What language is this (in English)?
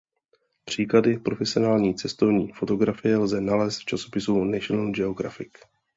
Czech